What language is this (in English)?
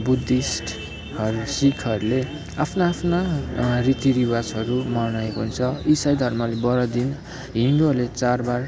Nepali